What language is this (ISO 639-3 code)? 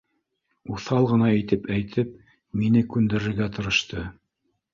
bak